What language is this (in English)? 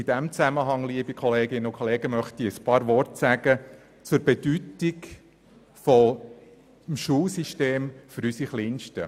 Swiss German